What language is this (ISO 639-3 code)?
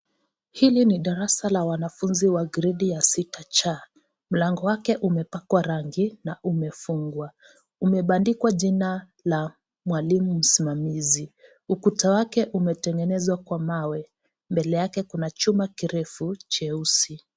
swa